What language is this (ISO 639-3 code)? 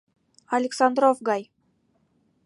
chm